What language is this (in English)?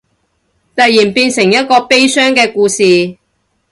Cantonese